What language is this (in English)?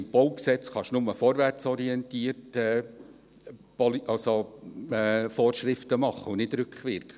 Swiss German